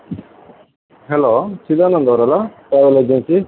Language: Kannada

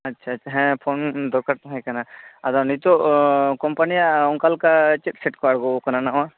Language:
Santali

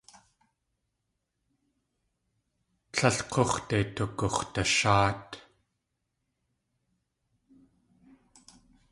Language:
Tlingit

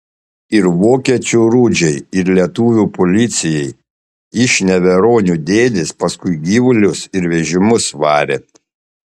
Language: Lithuanian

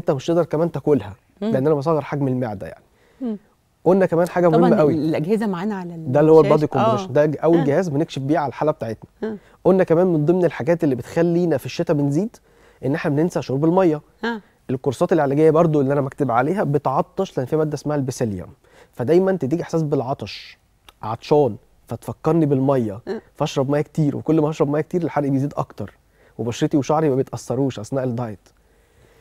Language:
Arabic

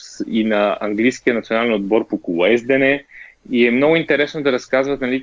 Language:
Bulgarian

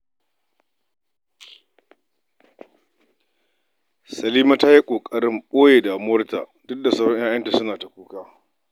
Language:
Hausa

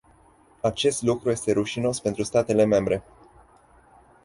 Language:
Romanian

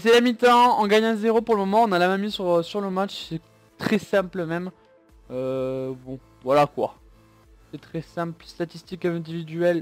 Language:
French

